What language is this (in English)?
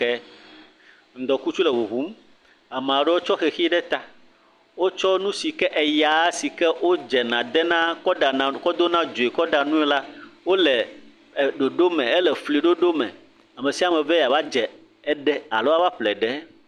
Ewe